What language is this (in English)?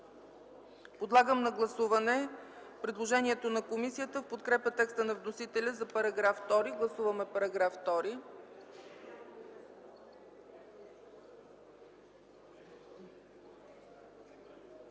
Bulgarian